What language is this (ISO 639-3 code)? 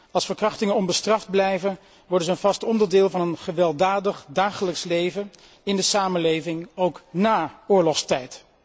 nld